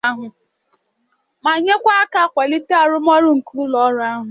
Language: Igbo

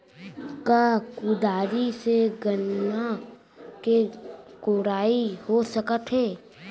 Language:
Chhattisgarhi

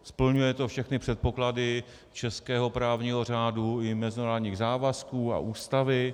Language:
Czech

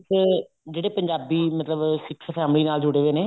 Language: Punjabi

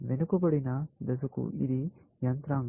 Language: Telugu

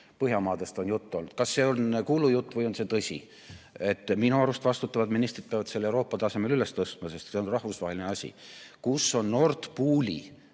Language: Estonian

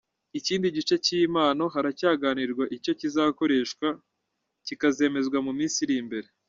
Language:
Kinyarwanda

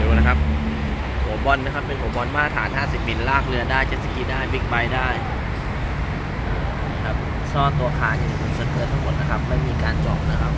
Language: Thai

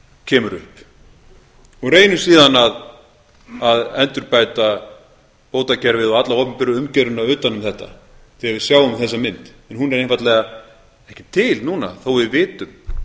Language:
Icelandic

